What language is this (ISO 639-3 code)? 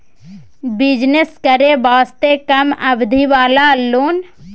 mai